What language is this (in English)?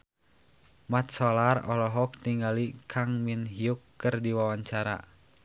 Sundanese